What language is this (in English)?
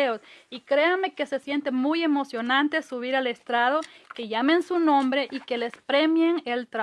Spanish